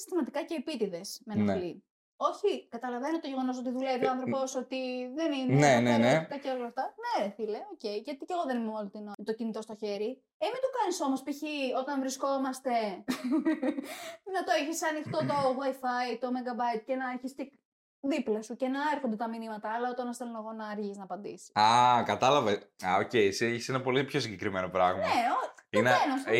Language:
Greek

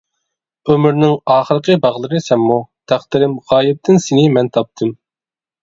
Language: Uyghur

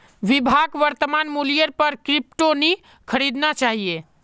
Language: Magahi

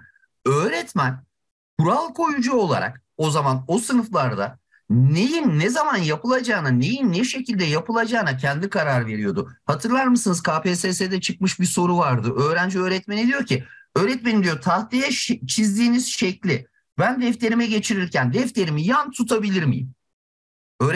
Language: Turkish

